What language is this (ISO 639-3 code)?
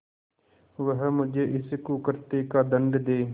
hin